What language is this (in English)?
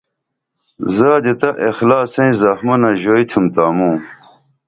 Dameli